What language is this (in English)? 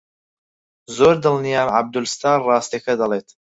Central Kurdish